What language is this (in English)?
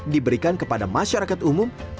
Indonesian